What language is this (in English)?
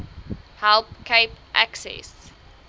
Afrikaans